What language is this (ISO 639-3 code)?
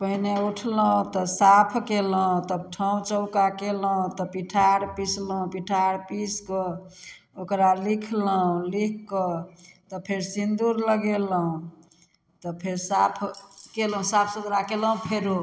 mai